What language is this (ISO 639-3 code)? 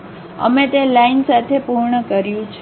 guj